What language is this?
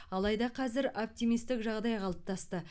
Kazakh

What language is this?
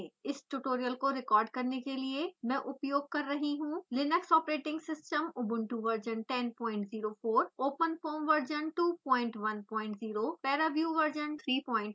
Hindi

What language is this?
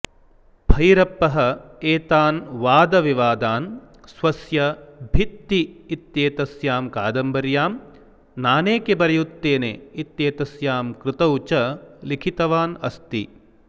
Sanskrit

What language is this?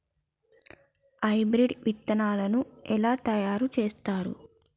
Telugu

